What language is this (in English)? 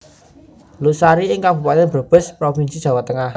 Javanese